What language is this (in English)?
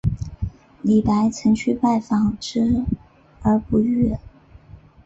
Chinese